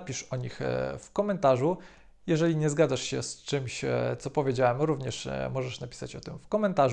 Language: Polish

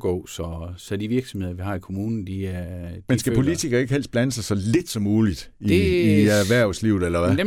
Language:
Danish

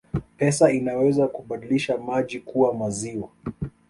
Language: Swahili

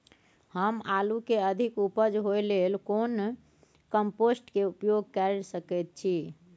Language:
Maithili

